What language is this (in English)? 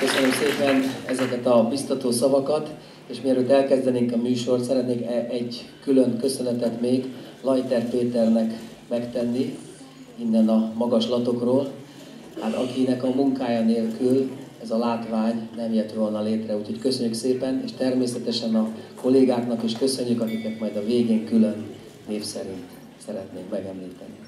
Hungarian